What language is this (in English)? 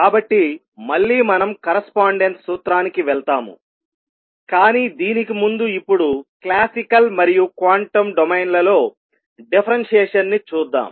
Telugu